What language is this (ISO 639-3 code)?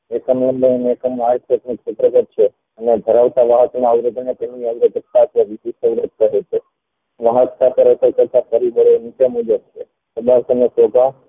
guj